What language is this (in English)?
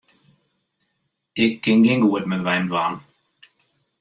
Western Frisian